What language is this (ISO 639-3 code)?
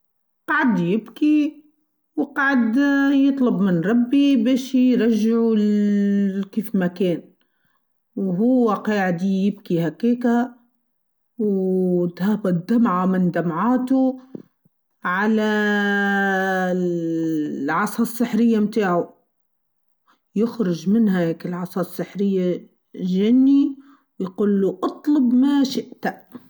aeb